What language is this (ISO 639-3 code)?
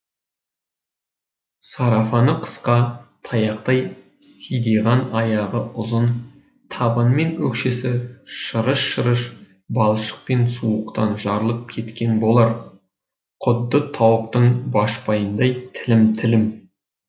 kaz